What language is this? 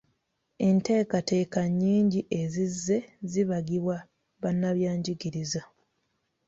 Ganda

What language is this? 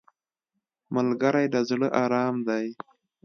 Pashto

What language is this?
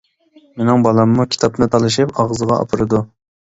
Uyghur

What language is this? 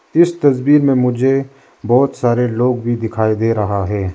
Hindi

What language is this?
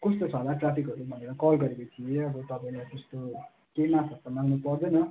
Nepali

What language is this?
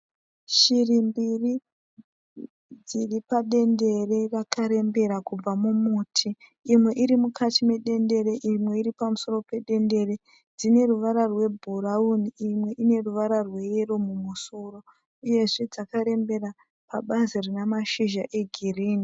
Shona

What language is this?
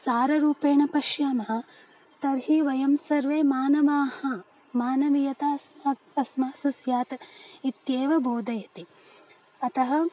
Sanskrit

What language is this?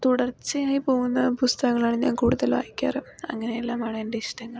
Malayalam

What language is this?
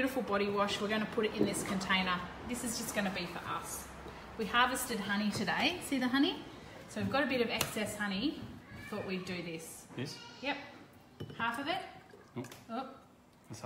English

